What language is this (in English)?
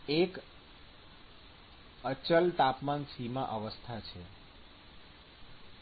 Gujarati